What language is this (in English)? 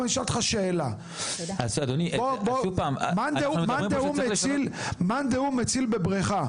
Hebrew